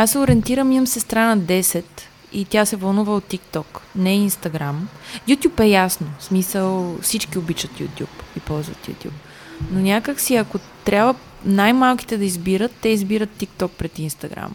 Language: Bulgarian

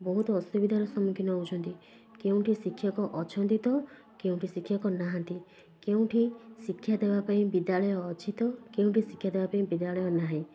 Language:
Odia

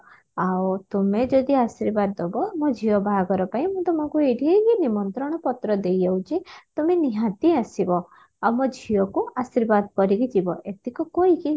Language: Odia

